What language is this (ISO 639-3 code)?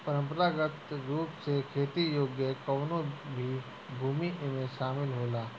bho